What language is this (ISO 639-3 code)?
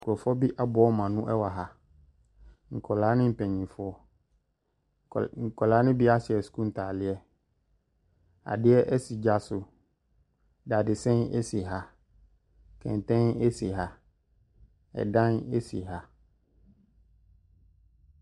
aka